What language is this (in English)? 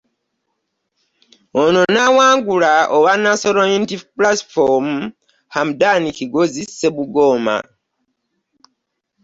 Ganda